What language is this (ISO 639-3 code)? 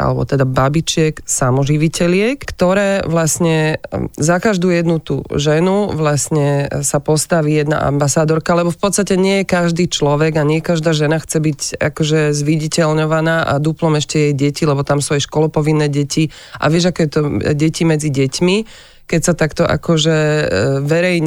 slk